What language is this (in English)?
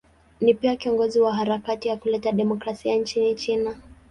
Swahili